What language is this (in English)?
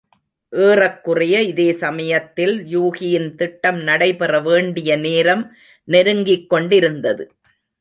Tamil